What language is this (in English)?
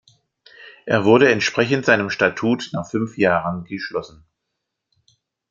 German